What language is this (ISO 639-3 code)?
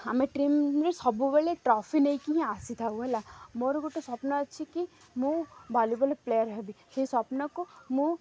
ori